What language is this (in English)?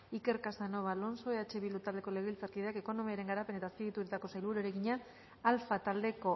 Basque